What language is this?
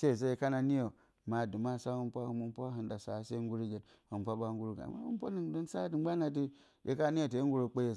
Bacama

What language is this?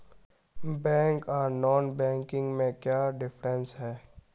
Magahi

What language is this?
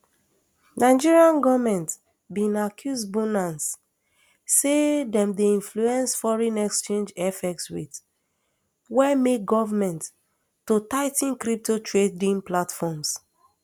Nigerian Pidgin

